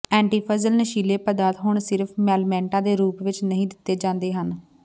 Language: Punjabi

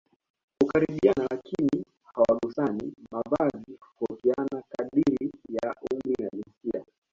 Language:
Swahili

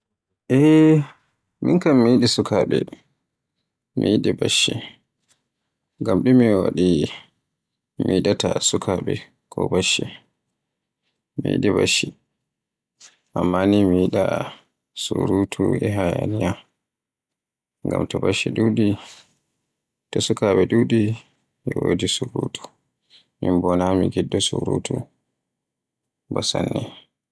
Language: Borgu Fulfulde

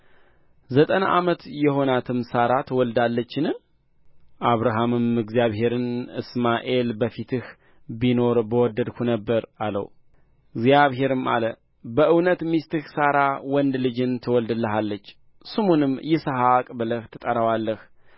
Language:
Amharic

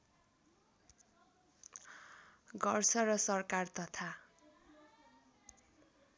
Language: Nepali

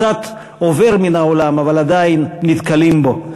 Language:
Hebrew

